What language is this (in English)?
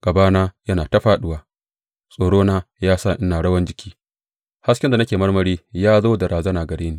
Hausa